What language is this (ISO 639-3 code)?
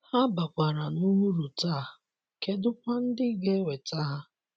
ibo